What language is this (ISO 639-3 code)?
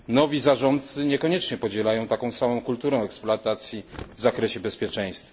pol